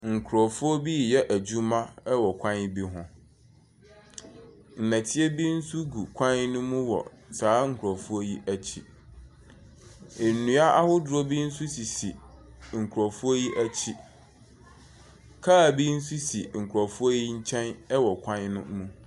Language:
Akan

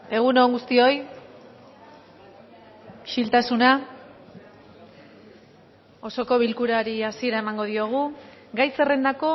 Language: Basque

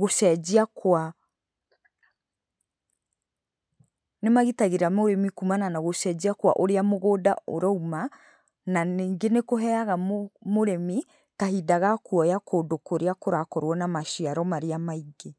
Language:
Kikuyu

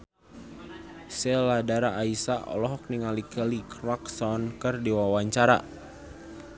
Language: Sundanese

